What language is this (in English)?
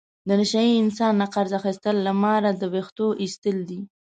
Pashto